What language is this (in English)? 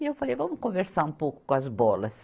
Portuguese